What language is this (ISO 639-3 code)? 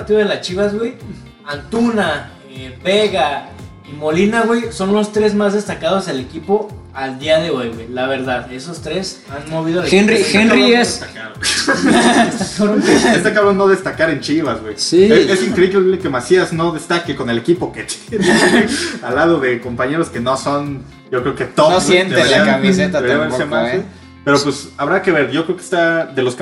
spa